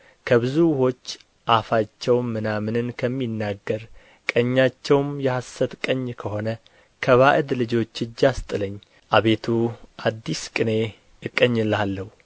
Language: Amharic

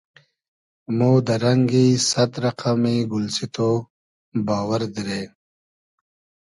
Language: Hazaragi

